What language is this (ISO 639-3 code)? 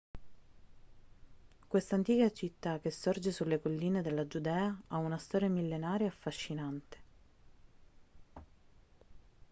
ita